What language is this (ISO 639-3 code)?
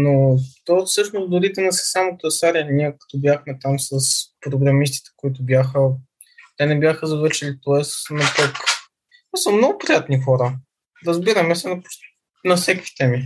bul